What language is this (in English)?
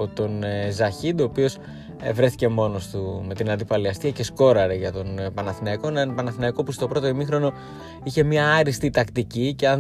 Greek